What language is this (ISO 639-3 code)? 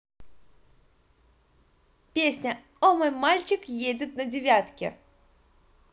rus